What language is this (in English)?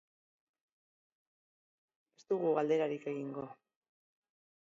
Basque